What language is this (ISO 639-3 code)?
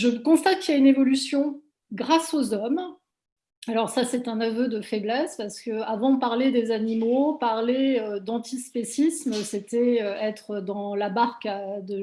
fra